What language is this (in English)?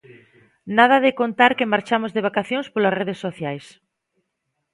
Galician